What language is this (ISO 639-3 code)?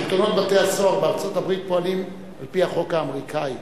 heb